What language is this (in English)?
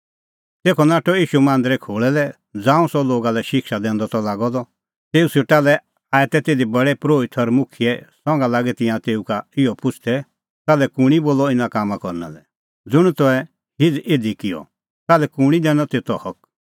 Kullu Pahari